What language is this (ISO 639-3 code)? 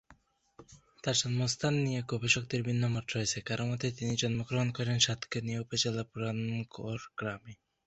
ben